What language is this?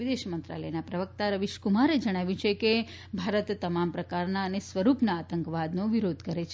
Gujarati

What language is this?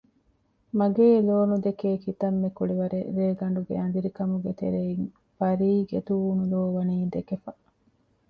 Divehi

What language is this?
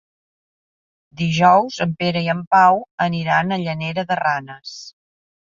Catalan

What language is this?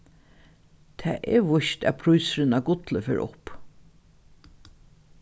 Faroese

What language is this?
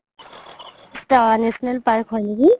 Assamese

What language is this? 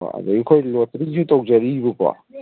Manipuri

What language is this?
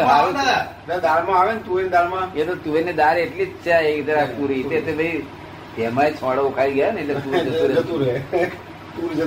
Gujarati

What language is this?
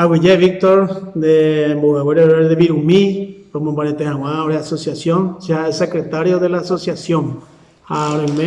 Spanish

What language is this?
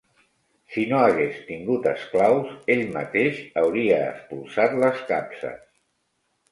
Catalan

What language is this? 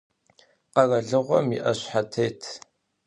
Adyghe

